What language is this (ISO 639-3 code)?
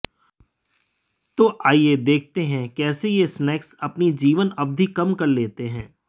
hin